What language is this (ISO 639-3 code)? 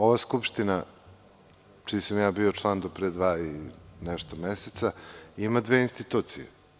srp